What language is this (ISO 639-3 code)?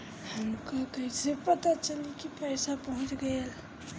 bho